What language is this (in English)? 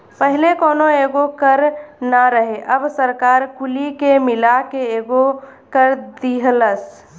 Bhojpuri